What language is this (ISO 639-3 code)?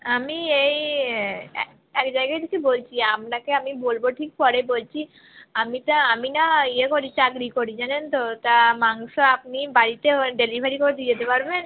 ben